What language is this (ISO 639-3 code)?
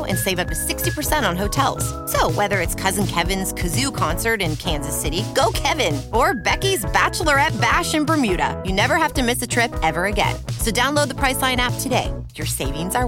tha